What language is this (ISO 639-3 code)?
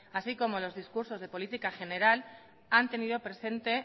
spa